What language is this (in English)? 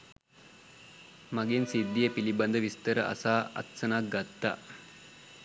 Sinhala